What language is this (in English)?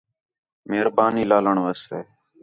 Khetrani